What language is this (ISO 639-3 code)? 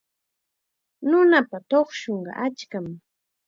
qxa